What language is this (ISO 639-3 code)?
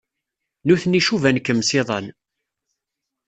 kab